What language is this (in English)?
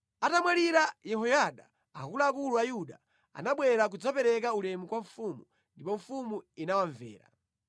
Nyanja